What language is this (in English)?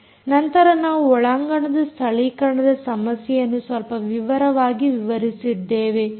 Kannada